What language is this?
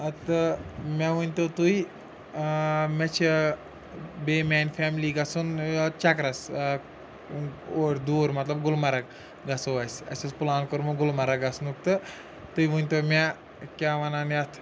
Kashmiri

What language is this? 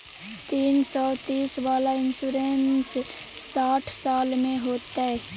Maithili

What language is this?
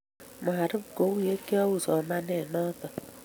Kalenjin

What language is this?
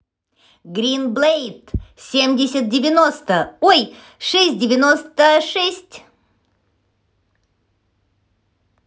Russian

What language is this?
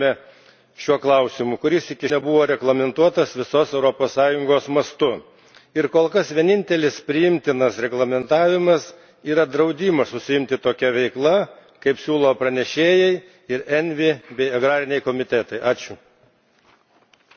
Lithuanian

